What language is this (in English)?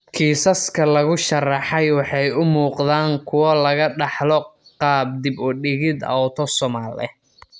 Somali